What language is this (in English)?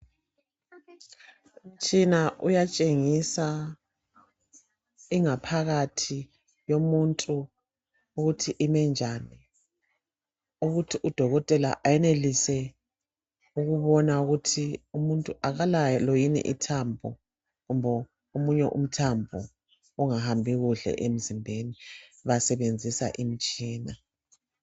North Ndebele